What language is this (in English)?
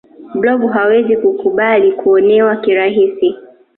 Swahili